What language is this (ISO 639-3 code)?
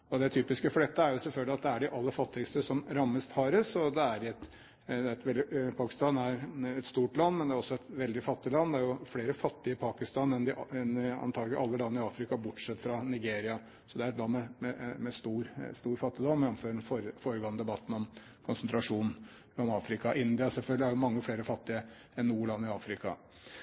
nob